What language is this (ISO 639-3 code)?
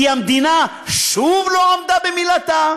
heb